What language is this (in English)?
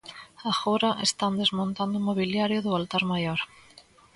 Galician